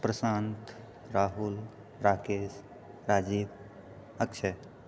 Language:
Maithili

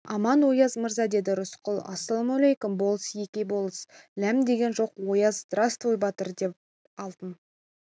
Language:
Kazakh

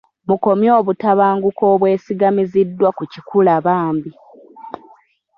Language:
Ganda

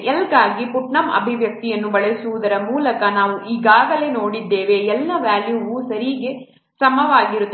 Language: Kannada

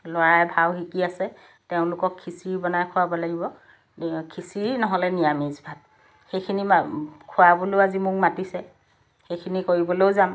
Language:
Assamese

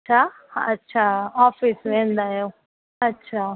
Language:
Sindhi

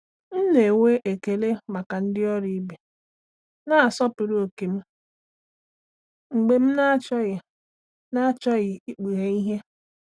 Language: Igbo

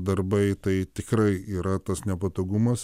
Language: Lithuanian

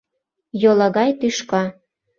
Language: Mari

